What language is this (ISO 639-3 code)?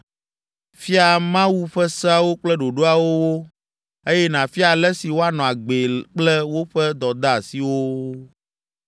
ewe